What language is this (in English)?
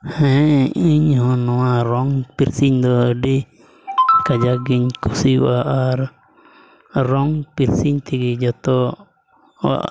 Santali